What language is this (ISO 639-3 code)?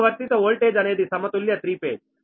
tel